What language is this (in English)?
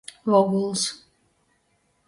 Latgalian